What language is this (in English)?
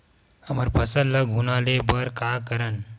Chhattisgarhi